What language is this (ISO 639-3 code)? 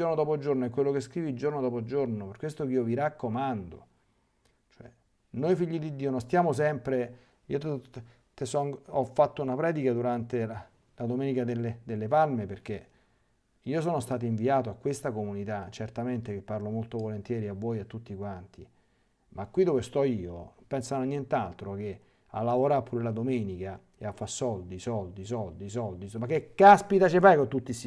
ita